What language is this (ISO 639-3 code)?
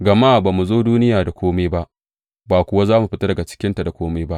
hau